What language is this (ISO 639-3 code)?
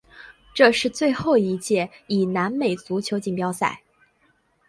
zho